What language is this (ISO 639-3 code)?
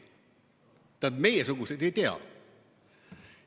est